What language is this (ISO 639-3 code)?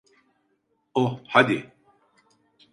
tur